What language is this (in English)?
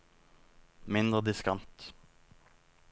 Norwegian